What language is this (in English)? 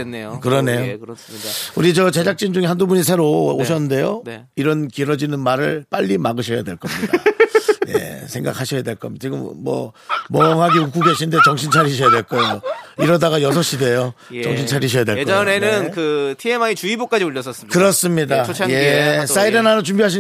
Korean